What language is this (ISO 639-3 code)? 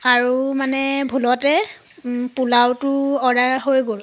asm